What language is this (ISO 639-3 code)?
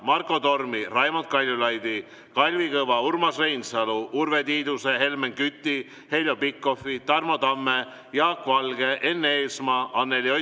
est